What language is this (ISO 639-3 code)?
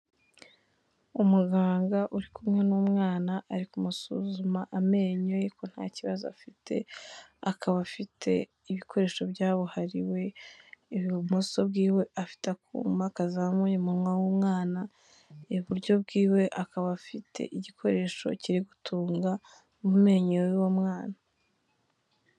kin